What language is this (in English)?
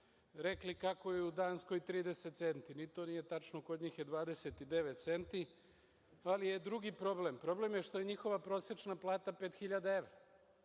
Serbian